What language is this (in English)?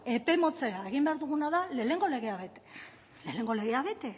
Basque